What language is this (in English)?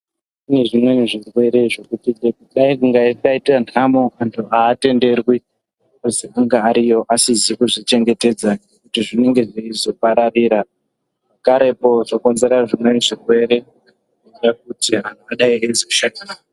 Ndau